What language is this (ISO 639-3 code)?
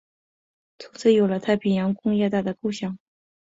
zho